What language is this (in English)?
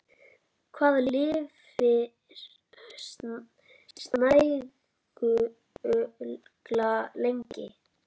Icelandic